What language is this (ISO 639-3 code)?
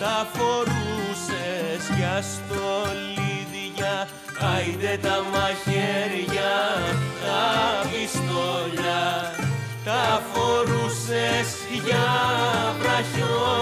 ell